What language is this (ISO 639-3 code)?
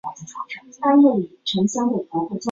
zho